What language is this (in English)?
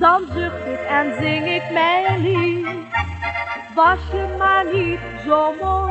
Dutch